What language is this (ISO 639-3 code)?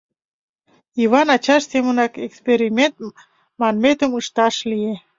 chm